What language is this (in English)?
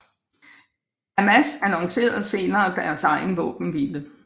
Danish